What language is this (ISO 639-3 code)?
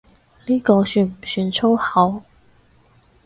yue